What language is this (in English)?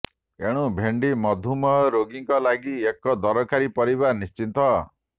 Odia